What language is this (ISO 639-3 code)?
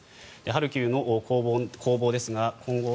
jpn